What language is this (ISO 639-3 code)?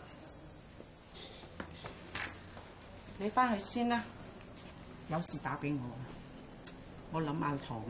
zho